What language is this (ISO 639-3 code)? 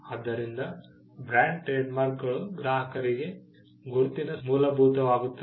kan